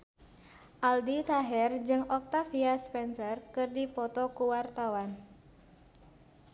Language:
Sundanese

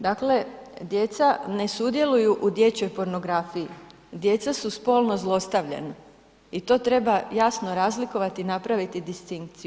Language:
Croatian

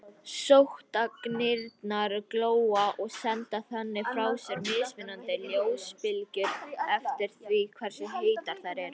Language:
Icelandic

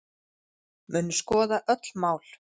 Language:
Icelandic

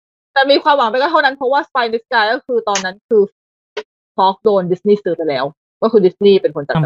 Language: Thai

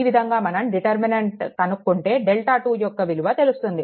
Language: Telugu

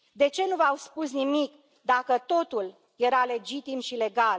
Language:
Romanian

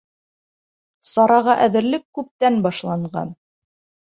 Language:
Bashkir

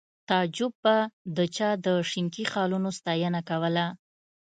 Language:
Pashto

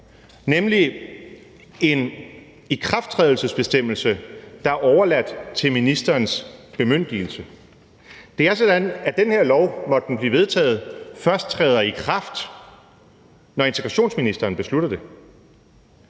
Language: Danish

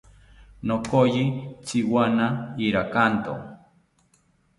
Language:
South Ucayali Ashéninka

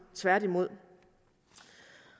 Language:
Danish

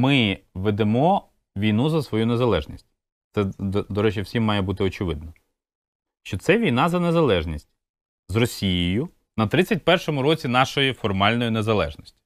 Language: Ukrainian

